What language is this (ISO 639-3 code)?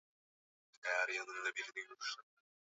swa